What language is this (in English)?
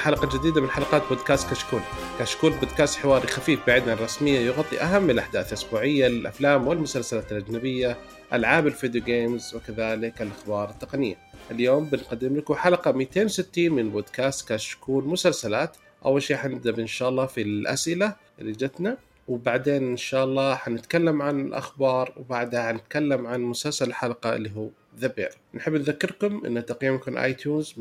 Arabic